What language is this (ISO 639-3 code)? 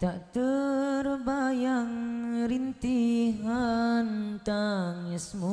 ind